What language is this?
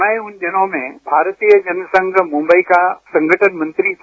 Hindi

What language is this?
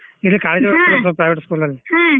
Kannada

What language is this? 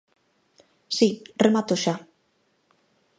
Galician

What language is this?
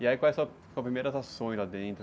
Portuguese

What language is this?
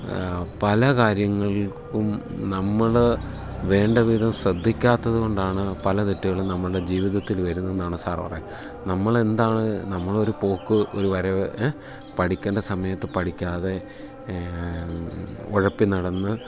Malayalam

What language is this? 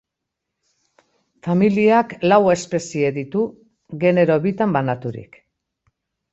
Basque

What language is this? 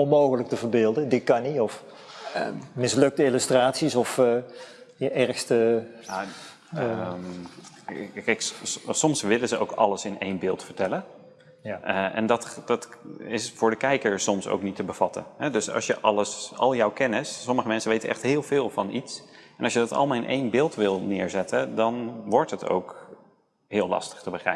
Dutch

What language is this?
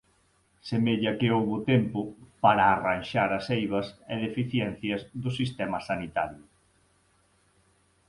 Galician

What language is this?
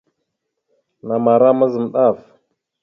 Mada (Cameroon)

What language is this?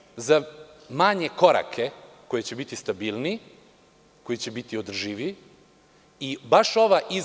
Serbian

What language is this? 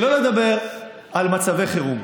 Hebrew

